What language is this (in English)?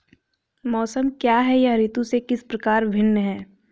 Hindi